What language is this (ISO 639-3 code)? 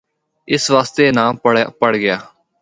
hno